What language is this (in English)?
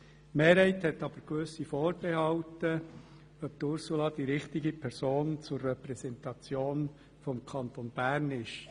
Swiss German